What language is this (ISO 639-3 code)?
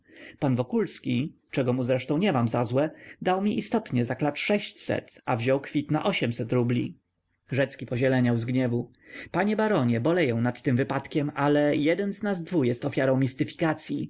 pol